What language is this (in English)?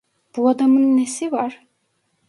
Turkish